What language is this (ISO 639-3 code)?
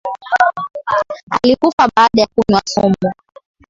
swa